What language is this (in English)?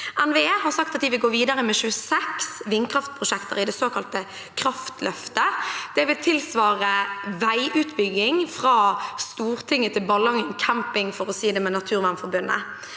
Norwegian